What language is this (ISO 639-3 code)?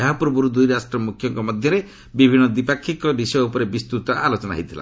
ori